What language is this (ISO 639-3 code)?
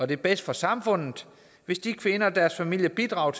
dan